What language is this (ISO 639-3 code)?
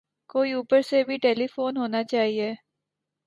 urd